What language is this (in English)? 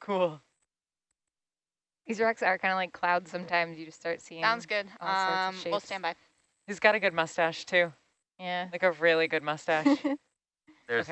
English